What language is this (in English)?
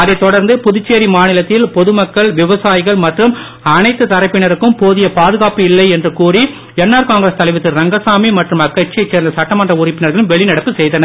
Tamil